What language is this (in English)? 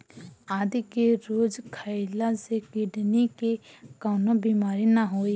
Bhojpuri